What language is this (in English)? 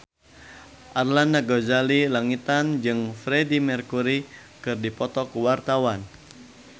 Sundanese